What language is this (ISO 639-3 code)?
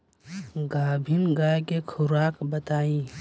bho